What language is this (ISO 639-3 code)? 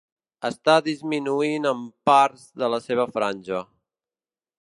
cat